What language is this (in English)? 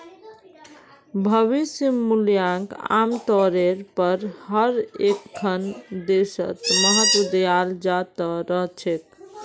Magahi